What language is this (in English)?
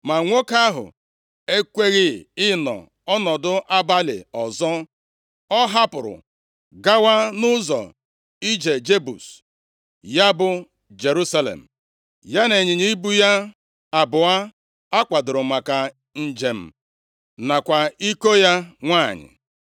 Igbo